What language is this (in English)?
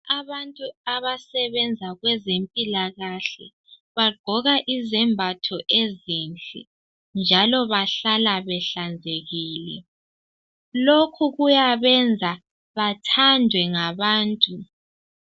North Ndebele